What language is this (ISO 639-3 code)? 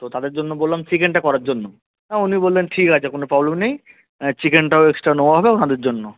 ben